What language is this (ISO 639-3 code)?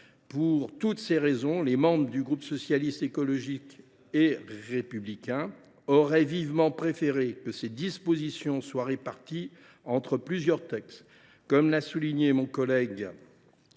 fra